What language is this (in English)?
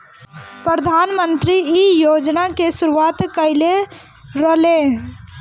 Bhojpuri